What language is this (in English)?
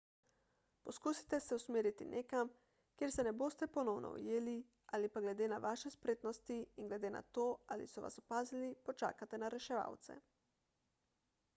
Slovenian